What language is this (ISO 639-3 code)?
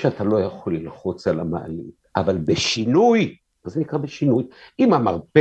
heb